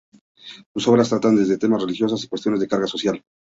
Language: Spanish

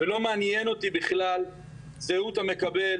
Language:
Hebrew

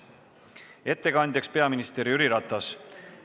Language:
Estonian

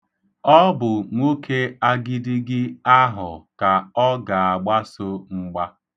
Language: Igbo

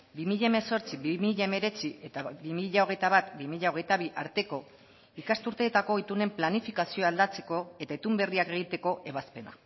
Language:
Basque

